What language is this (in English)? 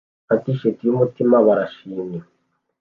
Kinyarwanda